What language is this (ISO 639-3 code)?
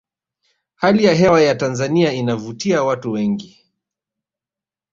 swa